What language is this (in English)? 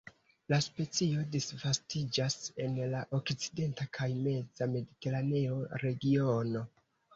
Esperanto